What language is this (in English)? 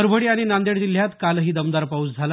Marathi